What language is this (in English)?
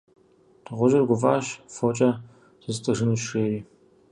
Kabardian